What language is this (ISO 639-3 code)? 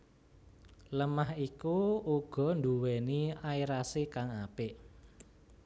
jav